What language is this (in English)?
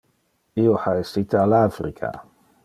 Interlingua